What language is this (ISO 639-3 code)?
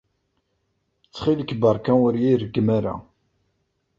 kab